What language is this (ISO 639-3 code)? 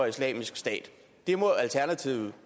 dan